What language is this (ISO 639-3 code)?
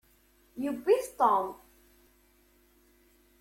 kab